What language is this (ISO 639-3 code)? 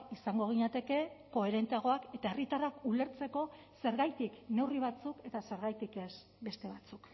eus